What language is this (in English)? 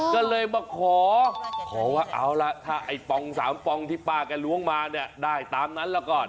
Thai